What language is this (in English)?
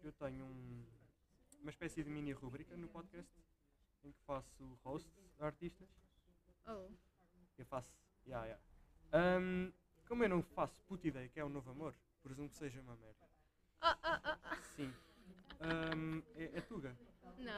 Portuguese